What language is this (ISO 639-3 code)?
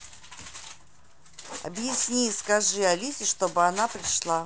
rus